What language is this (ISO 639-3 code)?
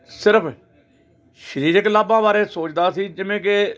pan